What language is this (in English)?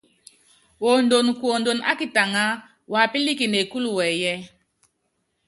Yangben